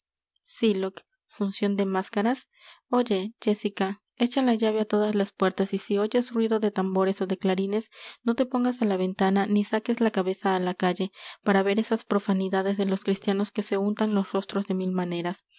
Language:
Spanish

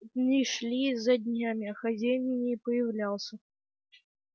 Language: Russian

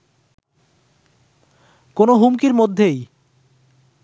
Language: Bangla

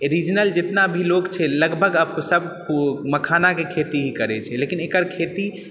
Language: Maithili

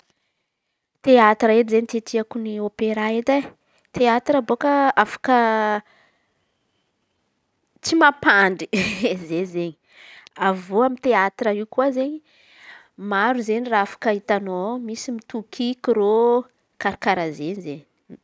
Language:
Antankarana Malagasy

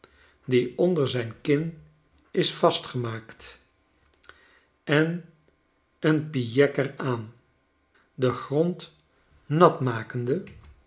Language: Dutch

